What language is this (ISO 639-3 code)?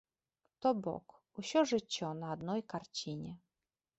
bel